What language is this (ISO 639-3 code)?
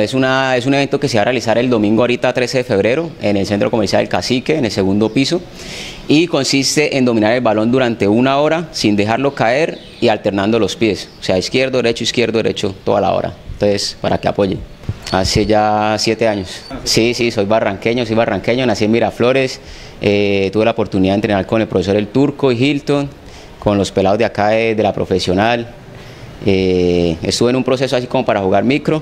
spa